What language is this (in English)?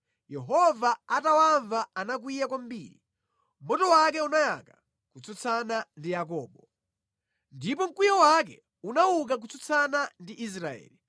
Nyanja